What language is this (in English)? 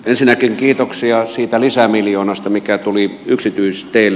Finnish